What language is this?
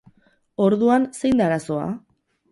Basque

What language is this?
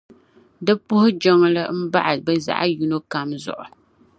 Dagbani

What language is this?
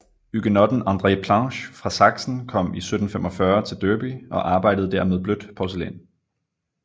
Danish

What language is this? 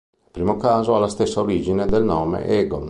Italian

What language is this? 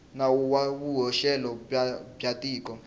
Tsonga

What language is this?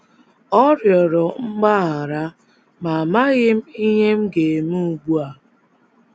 Igbo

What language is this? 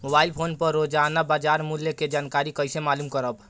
Bhojpuri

